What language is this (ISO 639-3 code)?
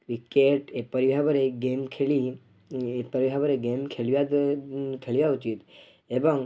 ori